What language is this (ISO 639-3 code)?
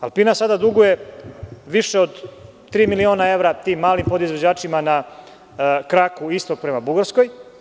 srp